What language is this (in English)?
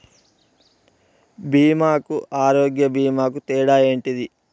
Telugu